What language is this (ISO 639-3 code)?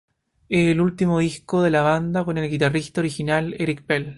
spa